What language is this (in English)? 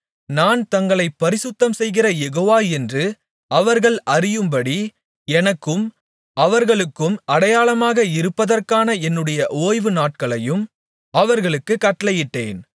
Tamil